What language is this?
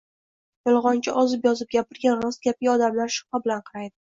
Uzbek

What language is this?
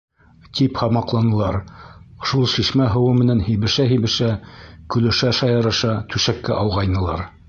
Bashkir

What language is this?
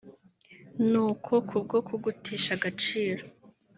Kinyarwanda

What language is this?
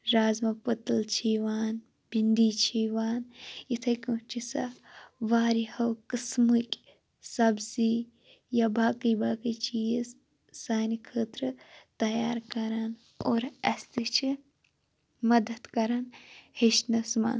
Kashmiri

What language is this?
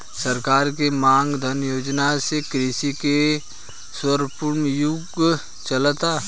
Bhojpuri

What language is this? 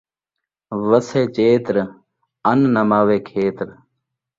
Saraiki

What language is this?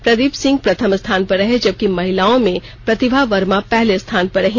Hindi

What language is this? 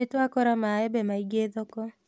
Kikuyu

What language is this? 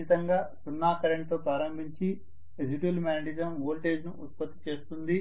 Telugu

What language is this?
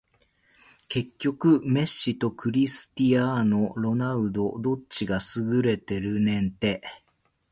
Japanese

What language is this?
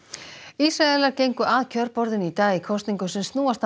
Icelandic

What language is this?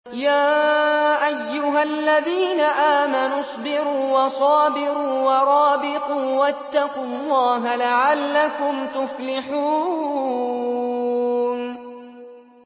Arabic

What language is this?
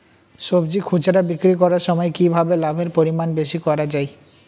Bangla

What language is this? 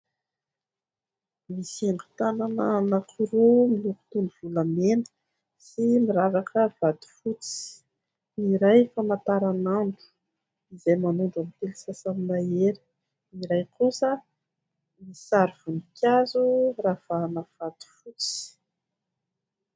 Malagasy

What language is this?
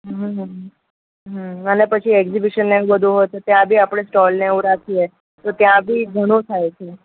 Gujarati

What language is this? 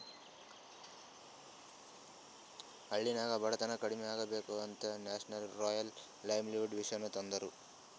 Kannada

